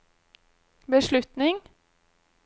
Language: Norwegian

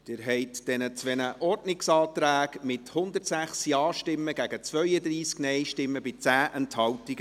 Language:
Swiss German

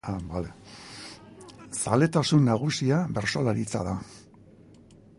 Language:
Basque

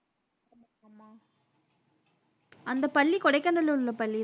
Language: Tamil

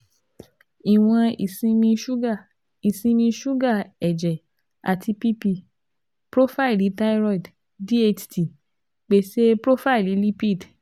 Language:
Yoruba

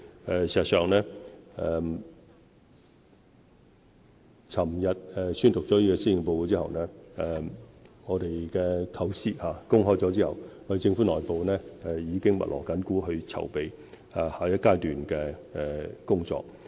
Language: Cantonese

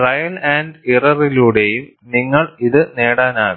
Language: Malayalam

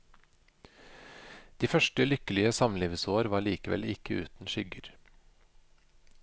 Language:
Norwegian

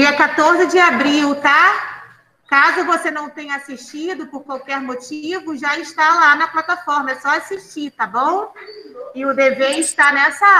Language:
Portuguese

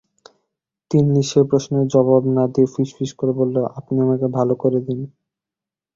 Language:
Bangla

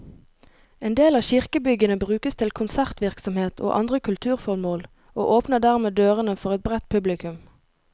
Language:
Norwegian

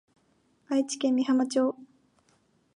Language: Japanese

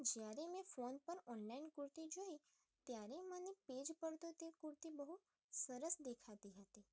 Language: Gujarati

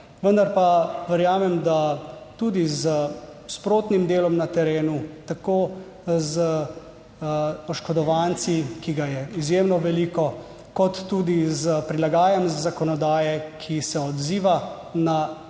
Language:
Slovenian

